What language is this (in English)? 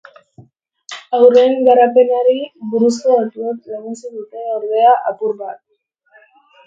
Basque